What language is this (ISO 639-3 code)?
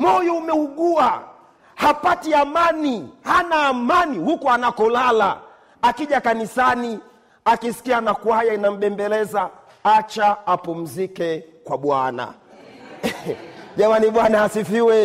swa